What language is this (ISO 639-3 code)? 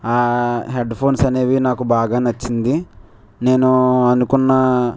tel